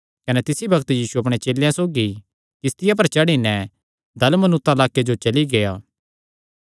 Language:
Kangri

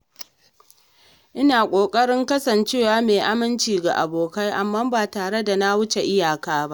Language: Hausa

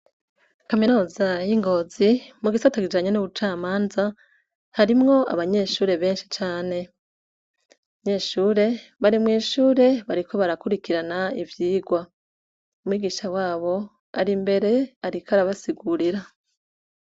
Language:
Rundi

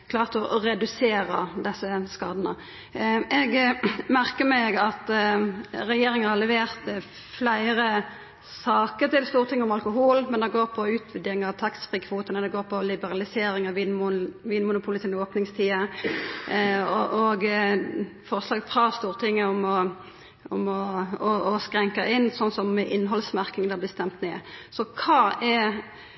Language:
Norwegian Nynorsk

